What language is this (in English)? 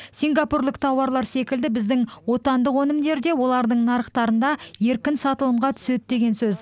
Kazakh